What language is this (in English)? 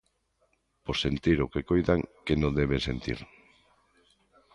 Galician